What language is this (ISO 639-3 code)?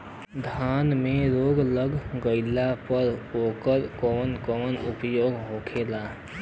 bho